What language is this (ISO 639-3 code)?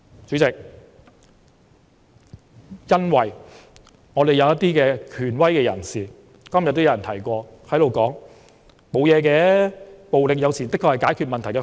yue